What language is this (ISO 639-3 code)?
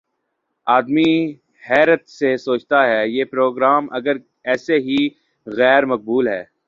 urd